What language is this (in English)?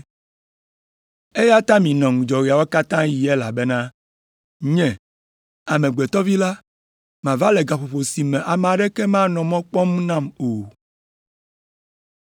Ewe